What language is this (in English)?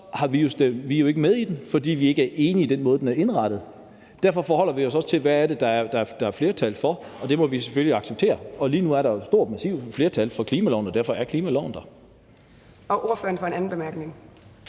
Danish